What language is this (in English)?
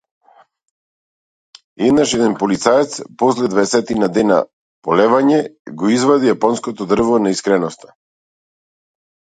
Macedonian